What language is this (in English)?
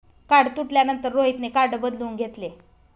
Marathi